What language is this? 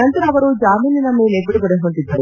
Kannada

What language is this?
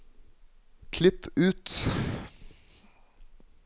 Norwegian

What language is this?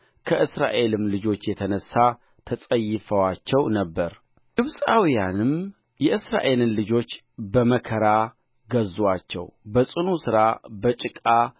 Amharic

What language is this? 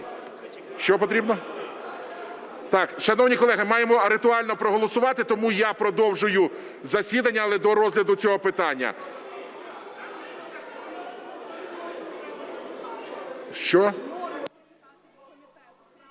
Ukrainian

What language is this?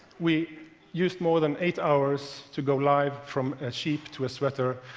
English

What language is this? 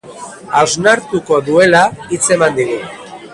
Basque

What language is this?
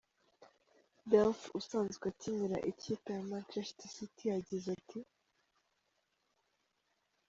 Kinyarwanda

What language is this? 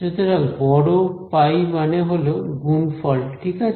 Bangla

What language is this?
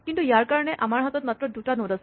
Assamese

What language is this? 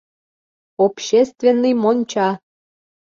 Mari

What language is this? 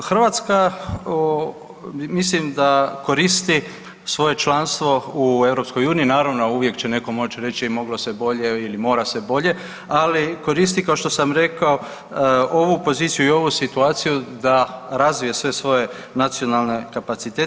Croatian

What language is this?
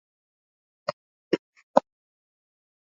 Swahili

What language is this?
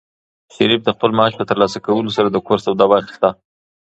Pashto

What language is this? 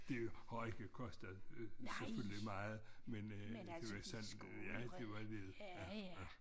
Danish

